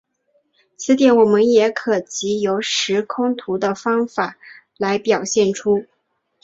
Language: Chinese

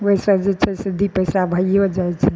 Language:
Maithili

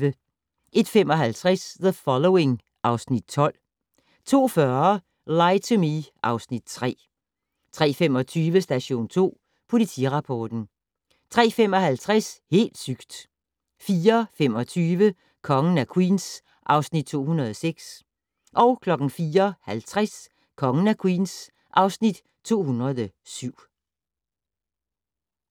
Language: Danish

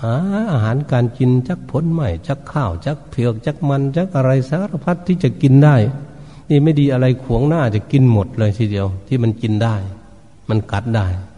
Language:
Thai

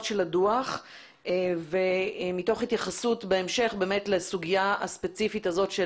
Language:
Hebrew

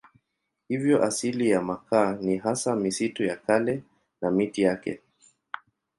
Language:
Swahili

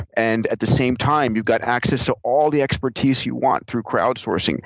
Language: English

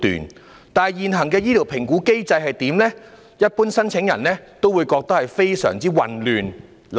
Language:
Cantonese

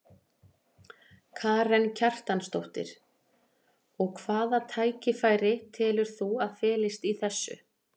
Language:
Icelandic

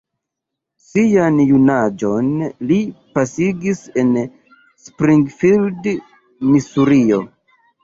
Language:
Esperanto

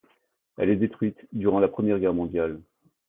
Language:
French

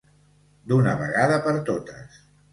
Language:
Catalan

